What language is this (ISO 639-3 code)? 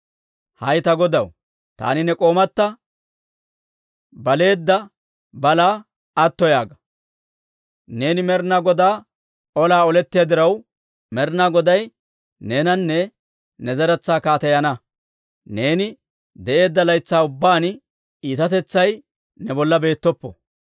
dwr